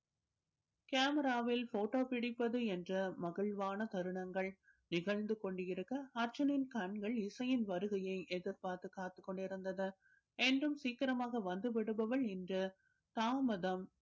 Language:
Tamil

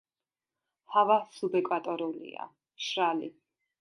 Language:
Georgian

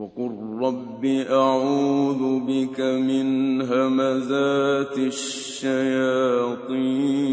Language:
Arabic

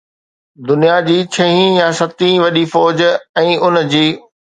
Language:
Sindhi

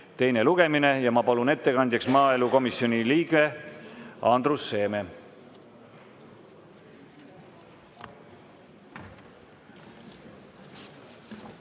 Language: Estonian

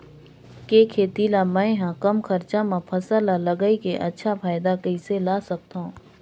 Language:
Chhattisgarhi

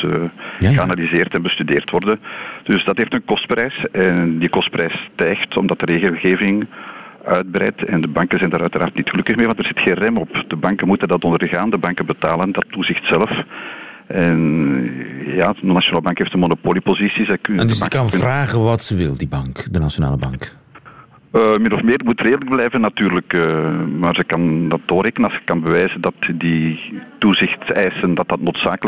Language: Dutch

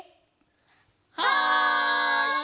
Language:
Japanese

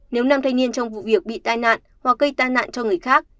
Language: Vietnamese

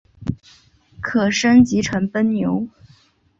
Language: Chinese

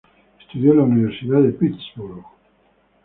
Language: Spanish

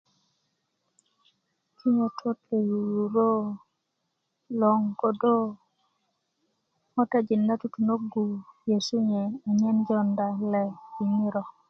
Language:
Kuku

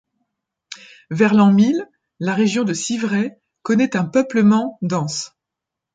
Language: French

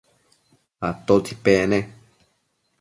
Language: Matsés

